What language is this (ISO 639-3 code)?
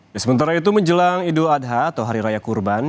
ind